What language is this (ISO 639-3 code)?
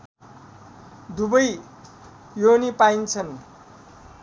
nep